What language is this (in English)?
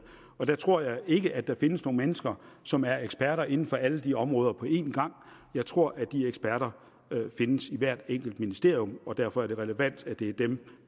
Danish